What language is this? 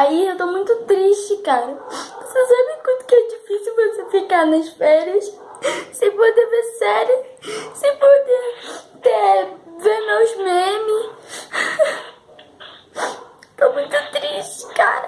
Portuguese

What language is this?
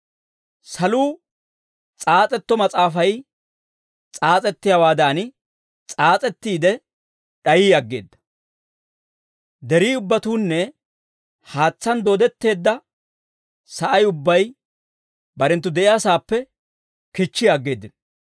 Dawro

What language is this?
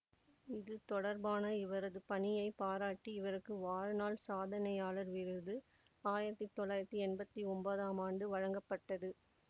Tamil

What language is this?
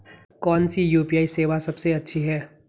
Hindi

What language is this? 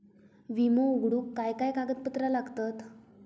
Marathi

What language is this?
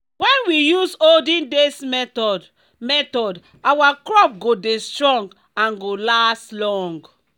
Nigerian Pidgin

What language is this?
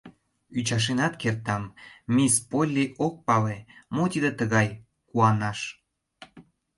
Mari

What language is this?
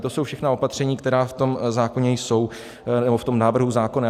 Czech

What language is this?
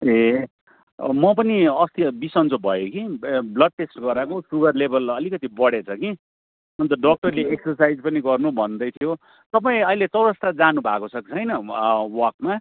Nepali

